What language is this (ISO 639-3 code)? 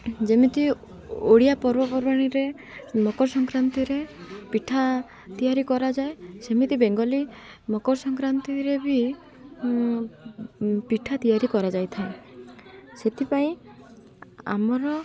ori